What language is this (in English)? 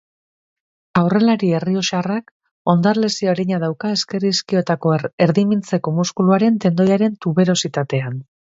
Basque